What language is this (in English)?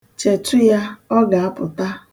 Igbo